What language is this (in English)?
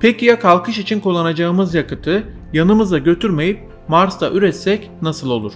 Turkish